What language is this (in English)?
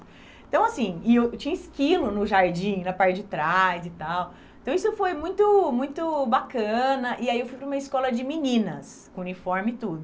Portuguese